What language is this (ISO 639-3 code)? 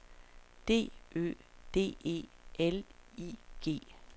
dan